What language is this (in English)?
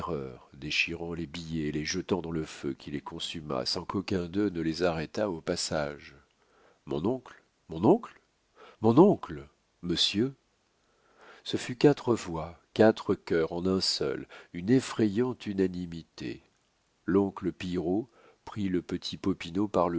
French